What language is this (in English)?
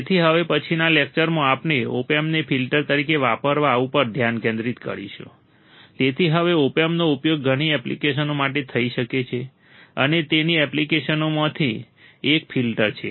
Gujarati